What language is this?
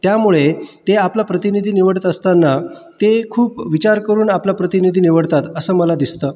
Marathi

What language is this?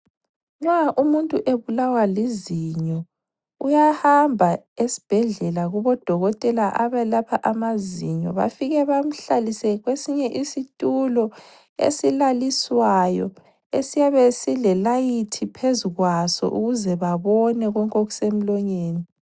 North Ndebele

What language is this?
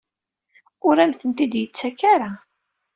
Kabyle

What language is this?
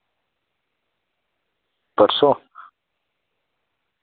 Dogri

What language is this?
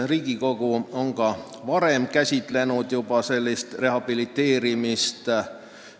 Estonian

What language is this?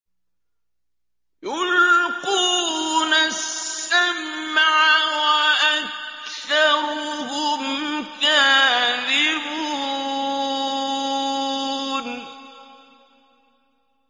Arabic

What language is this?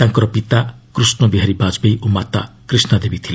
Odia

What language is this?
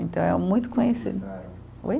Portuguese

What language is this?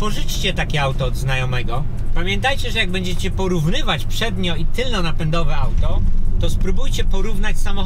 Polish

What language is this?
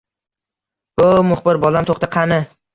Uzbek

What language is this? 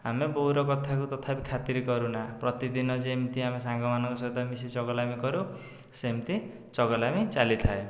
Odia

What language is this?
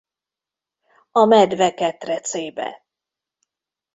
Hungarian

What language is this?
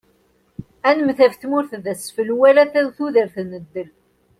Kabyle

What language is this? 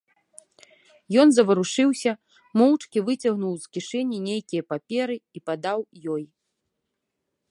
Belarusian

